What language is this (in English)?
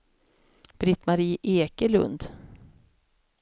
Swedish